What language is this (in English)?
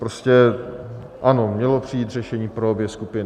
Czech